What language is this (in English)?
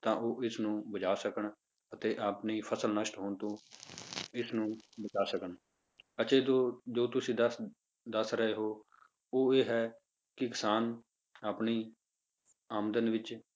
Punjabi